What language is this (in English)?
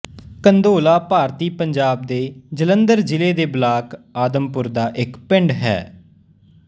Punjabi